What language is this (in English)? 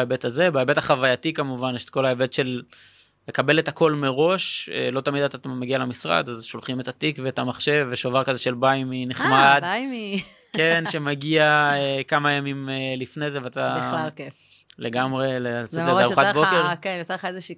Hebrew